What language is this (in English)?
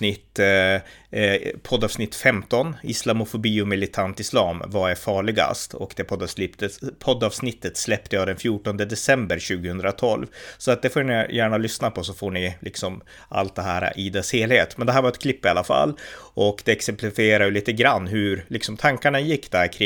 Swedish